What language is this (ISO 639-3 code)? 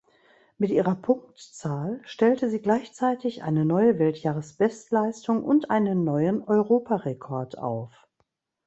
deu